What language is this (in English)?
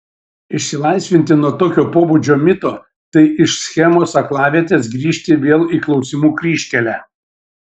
Lithuanian